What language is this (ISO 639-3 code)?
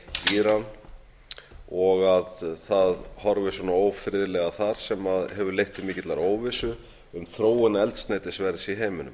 isl